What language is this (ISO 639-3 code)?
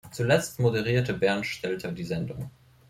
deu